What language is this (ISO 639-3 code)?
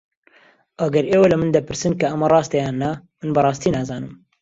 ckb